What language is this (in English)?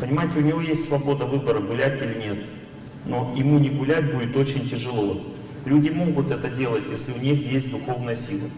Russian